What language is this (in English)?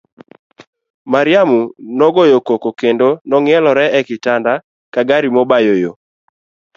Luo (Kenya and Tanzania)